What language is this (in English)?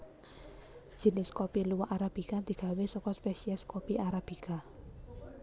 Javanese